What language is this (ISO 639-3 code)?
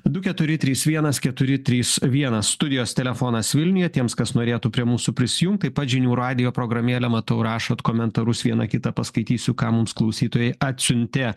lit